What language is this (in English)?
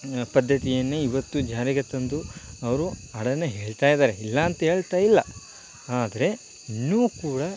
Kannada